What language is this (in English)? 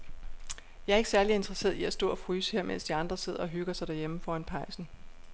Danish